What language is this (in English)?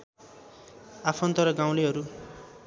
Nepali